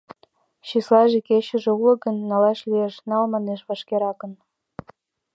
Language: Mari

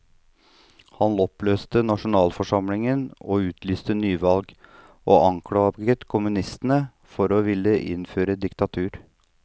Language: Norwegian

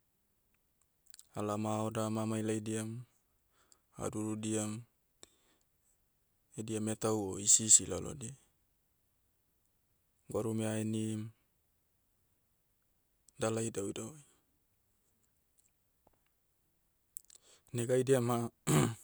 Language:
Motu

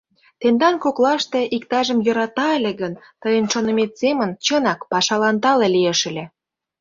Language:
Mari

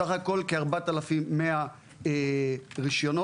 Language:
Hebrew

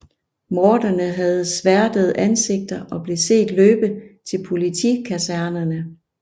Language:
Danish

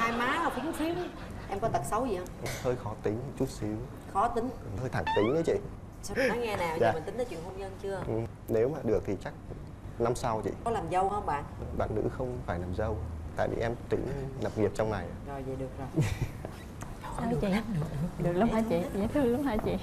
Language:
Vietnamese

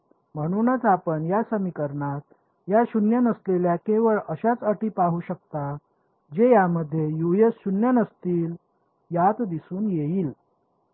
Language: Marathi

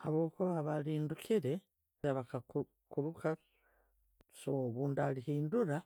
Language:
Tooro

